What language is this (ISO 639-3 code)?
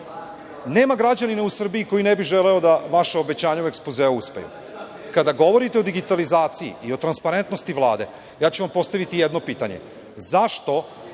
srp